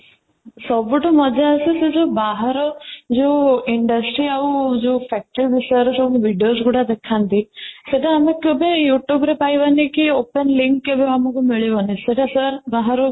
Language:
Odia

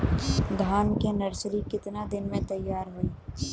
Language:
Bhojpuri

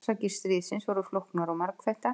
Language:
Icelandic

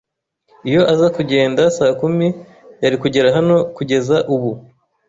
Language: Kinyarwanda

